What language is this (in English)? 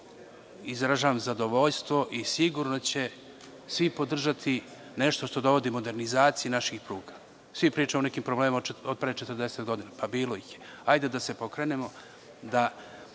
Serbian